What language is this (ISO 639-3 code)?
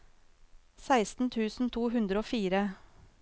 nor